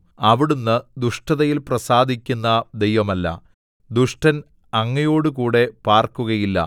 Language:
Malayalam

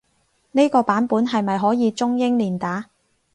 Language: Cantonese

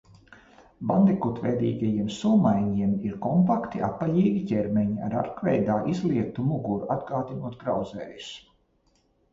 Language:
Latvian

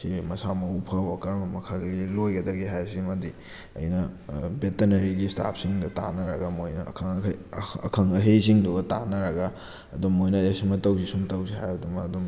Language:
Manipuri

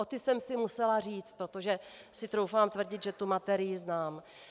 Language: Czech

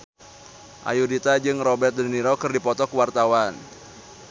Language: Sundanese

